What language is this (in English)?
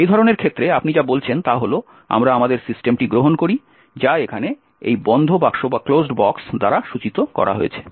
Bangla